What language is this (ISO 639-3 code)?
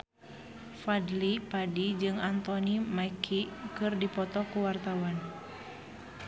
sun